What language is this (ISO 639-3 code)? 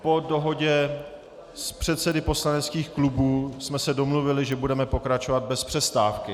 ces